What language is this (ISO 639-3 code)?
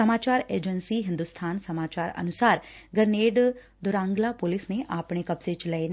pan